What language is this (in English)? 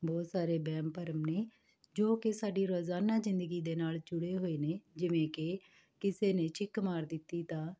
Punjabi